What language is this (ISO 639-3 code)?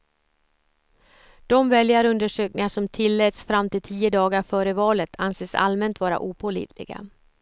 swe